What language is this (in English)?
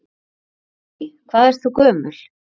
Icelandic